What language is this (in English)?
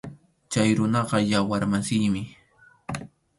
Arequipa-La Unión Quechua